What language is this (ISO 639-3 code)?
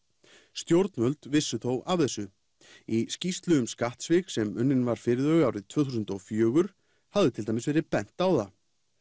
isl